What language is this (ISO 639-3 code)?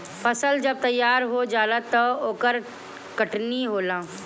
bho